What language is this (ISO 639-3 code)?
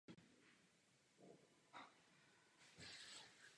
ces